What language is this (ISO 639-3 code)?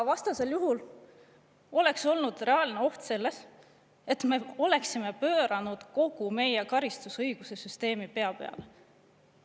est